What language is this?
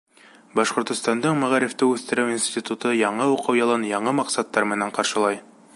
Bashkir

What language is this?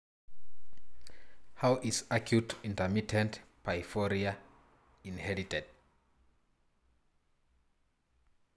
Masai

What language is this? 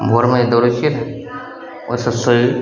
Maithili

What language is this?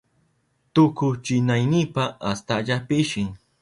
Southern Pastaza Quechua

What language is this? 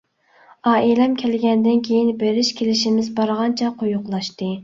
Uyghur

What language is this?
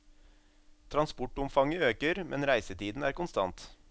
Norwegian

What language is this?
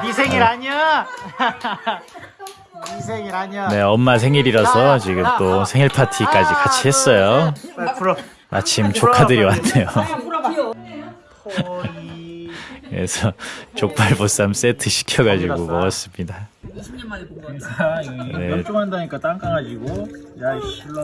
Korean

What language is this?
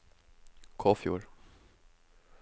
Norwegian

